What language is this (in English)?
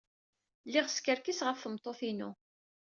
Kabyle